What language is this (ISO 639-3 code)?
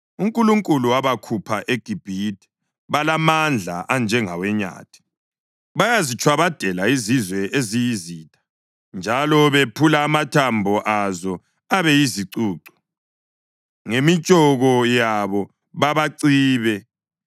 nde